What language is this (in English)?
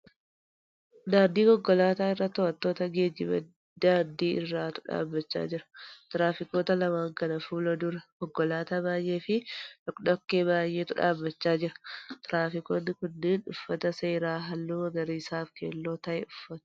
Oromo